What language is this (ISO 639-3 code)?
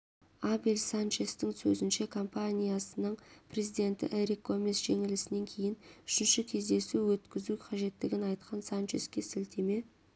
kaz